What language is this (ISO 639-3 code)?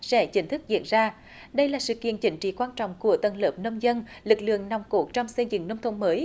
vie